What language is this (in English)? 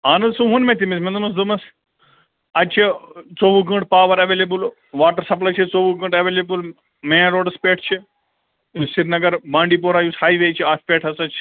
Kashmiri